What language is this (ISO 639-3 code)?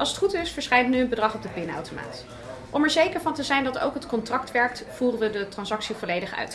nld